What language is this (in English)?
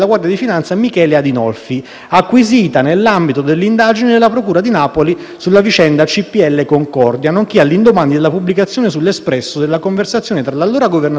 Italian